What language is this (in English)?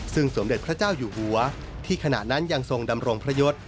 Thai